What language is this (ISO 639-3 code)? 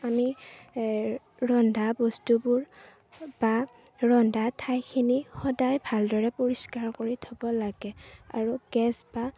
asm